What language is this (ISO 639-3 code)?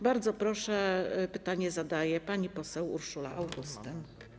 pol